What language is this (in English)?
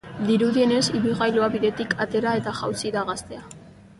Basque